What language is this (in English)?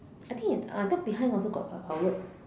English